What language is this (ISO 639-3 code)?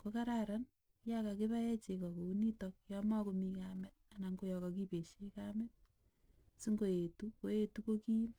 kln